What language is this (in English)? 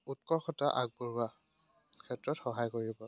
Assamese